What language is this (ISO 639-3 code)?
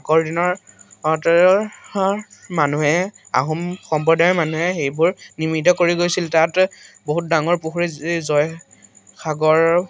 asm